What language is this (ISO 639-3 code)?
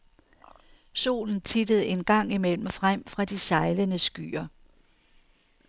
dan